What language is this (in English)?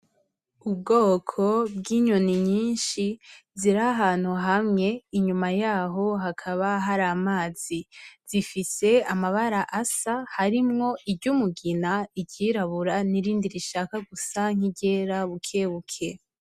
Rundi